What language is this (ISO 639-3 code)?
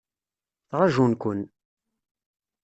kab